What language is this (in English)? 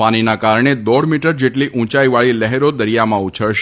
Gujarati